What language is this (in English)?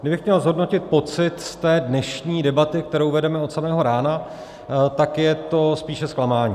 Czech